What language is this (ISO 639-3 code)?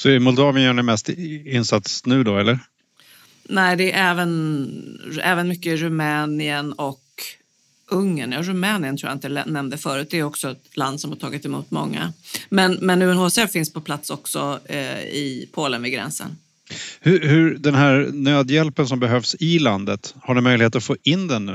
swe